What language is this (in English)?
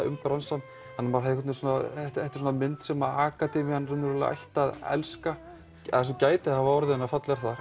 Icelandic